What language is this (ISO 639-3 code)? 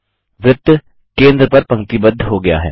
hin